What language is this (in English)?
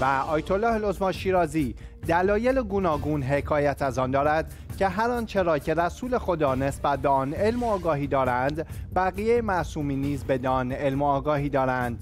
Persian